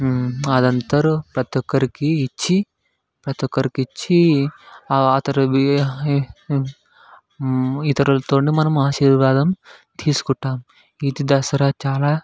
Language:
Telugu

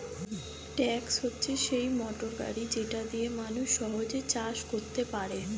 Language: Bangla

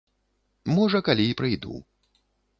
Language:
Belarusian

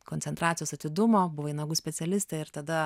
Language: Lithuanian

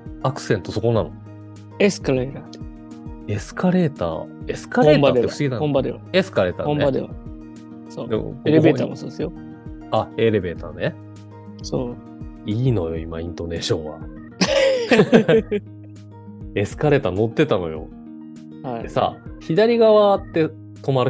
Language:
Japanese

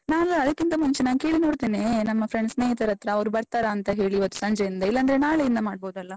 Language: Kannada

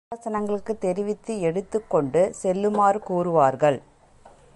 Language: Tamil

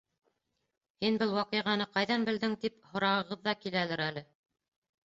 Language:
Bashkir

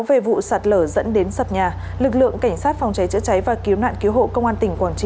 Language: Vietnamese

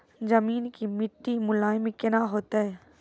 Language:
Maithili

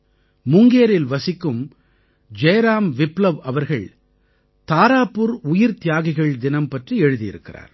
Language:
Tamil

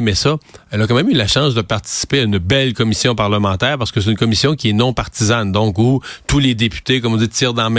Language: French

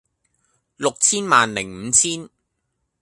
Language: Cantonese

